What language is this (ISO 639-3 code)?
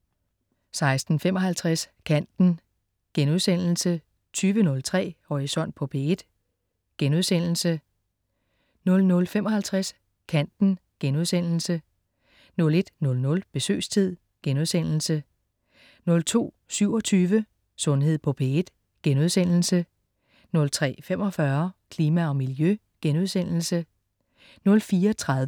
dan